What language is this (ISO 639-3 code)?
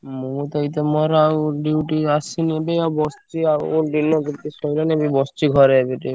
ori